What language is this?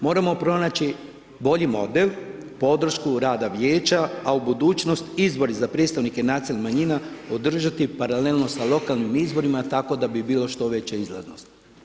Croatian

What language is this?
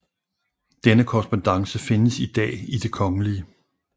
Danish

